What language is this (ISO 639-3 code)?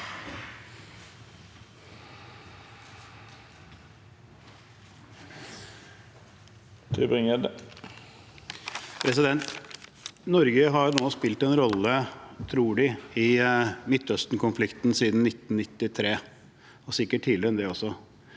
nor